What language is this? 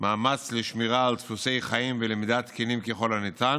Hebrew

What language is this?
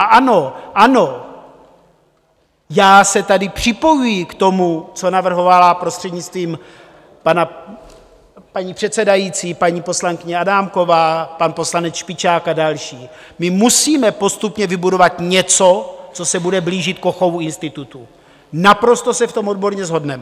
Czech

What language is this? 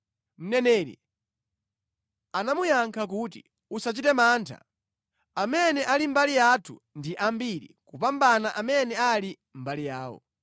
Nyanja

